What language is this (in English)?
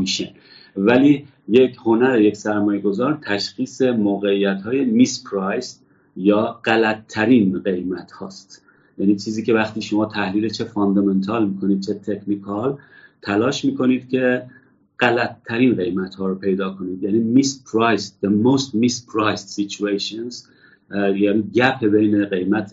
Persian